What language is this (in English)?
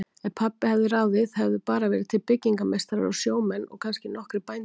Icelandic